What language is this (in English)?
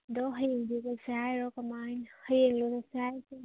Manipuri